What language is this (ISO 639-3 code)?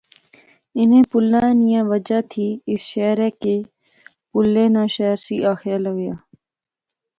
phr